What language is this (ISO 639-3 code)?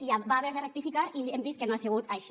cat